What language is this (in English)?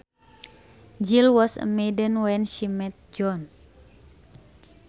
Sundanese